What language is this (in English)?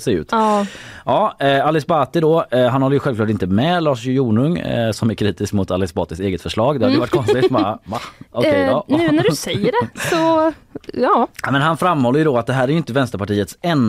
Swedish